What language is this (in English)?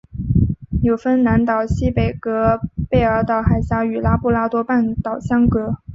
Chinese